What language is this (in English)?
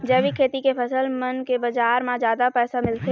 Chhattisgarhi